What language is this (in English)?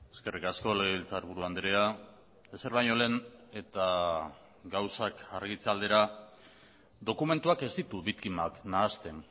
Basque